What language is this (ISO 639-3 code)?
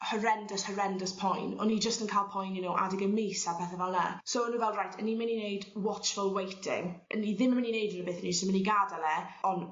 cym